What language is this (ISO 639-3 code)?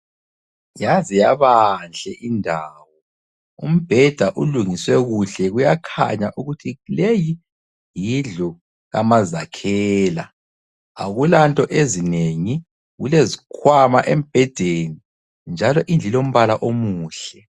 nde